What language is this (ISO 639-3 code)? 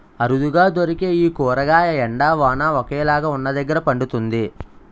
tel